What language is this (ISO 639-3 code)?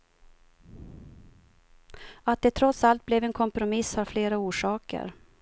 swe